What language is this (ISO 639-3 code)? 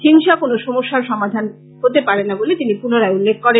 ben